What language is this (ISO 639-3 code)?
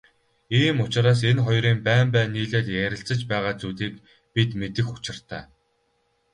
mon